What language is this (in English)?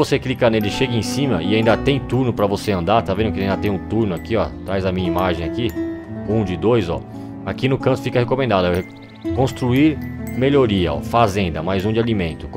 Portuguese